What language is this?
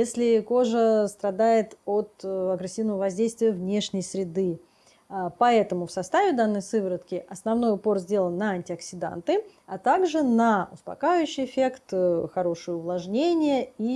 Russian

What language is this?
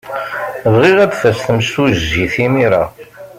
Kabyle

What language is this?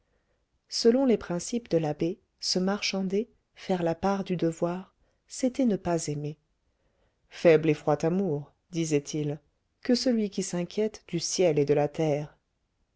French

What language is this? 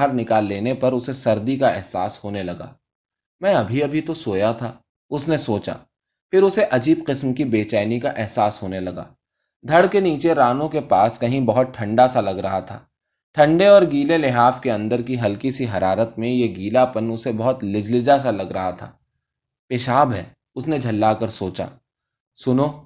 Urdu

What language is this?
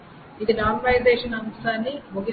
Telugu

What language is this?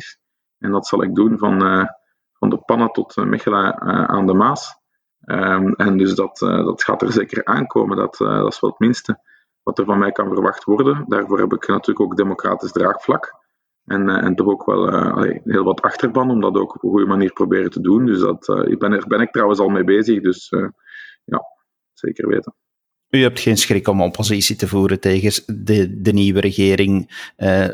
Dutch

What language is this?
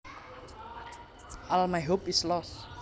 Javanese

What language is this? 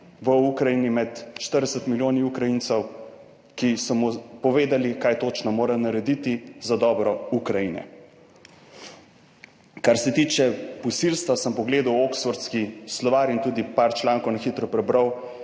Slovenian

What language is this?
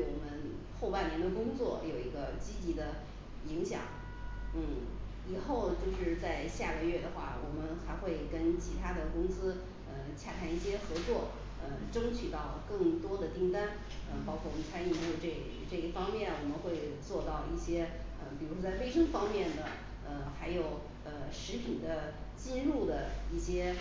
Chinese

